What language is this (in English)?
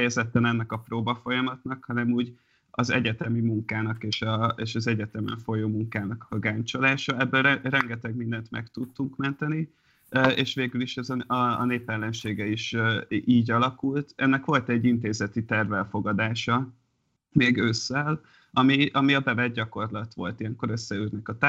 Hungarian